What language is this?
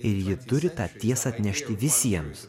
Lithuanian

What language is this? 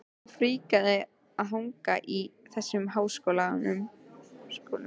Icelandic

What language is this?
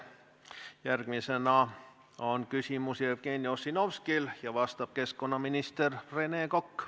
Estonian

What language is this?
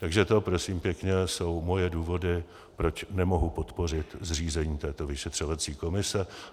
Czech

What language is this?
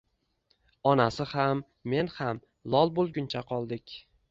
Uzbek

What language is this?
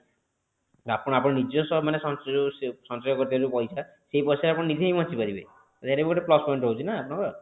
Odia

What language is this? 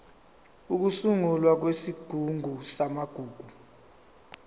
Zulu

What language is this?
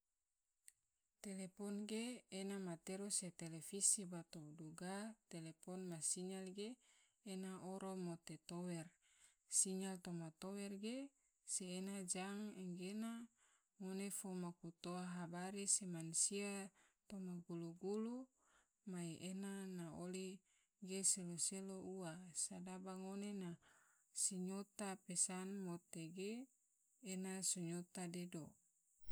Tidore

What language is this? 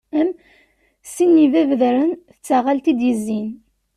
Kabyle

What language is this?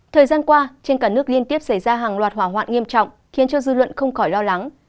Vietnamese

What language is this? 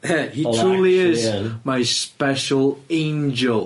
Welsh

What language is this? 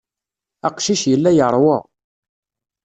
Kabyle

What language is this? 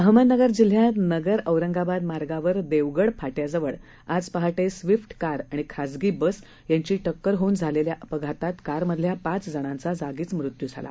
Marathi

